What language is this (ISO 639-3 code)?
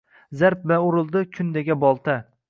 uzb